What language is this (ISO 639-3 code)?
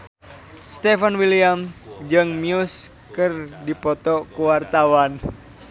sun